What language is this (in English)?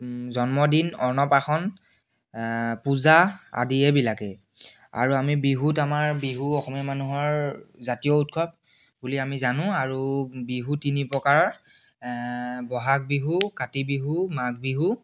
Assamese